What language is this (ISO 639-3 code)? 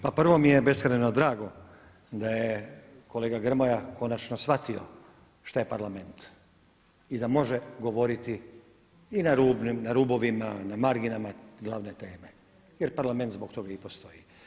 hrv